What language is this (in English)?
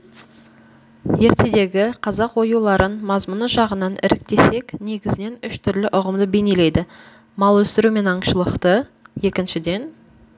Kazakh